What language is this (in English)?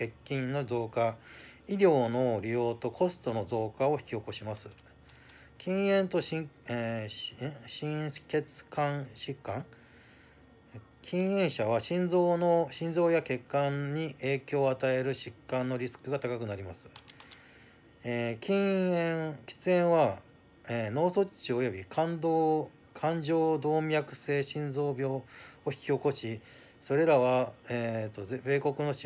Japanese